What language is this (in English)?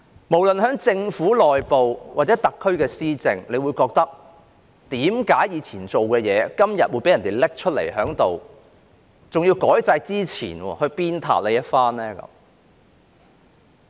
Cantonese